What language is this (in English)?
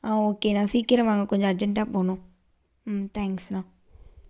Tamil